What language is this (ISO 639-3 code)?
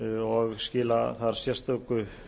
isl